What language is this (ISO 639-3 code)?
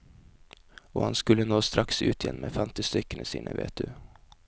nor